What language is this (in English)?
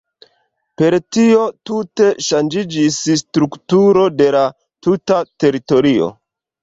Esperanto